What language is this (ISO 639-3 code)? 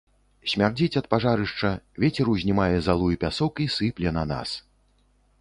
bel